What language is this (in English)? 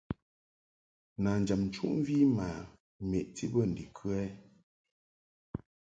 Mungaka